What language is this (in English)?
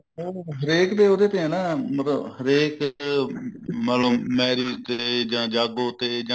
Punjabi